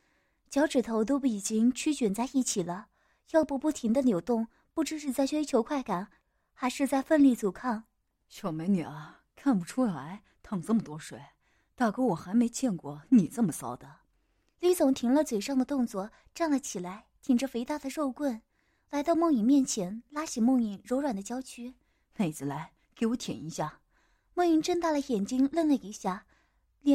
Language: Chinese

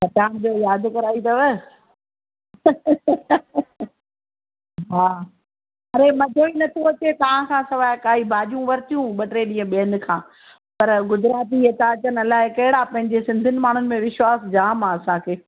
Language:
Sindhi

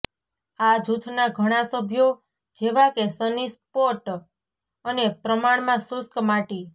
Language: Gujarati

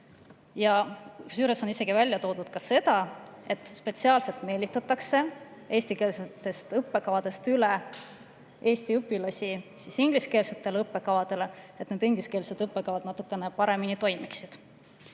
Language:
Estonian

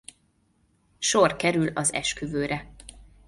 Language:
Hungarian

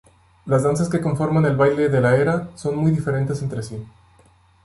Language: Spanish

